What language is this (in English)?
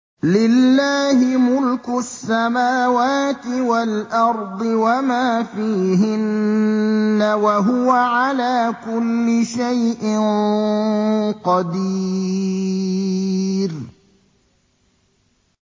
Arabic